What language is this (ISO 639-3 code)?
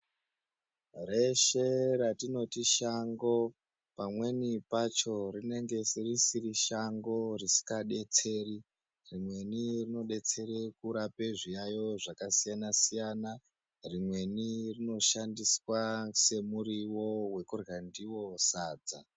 ndc